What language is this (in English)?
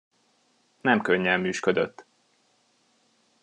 Hungarian